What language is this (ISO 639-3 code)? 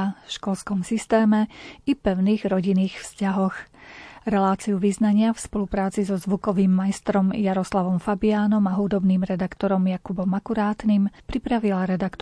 slk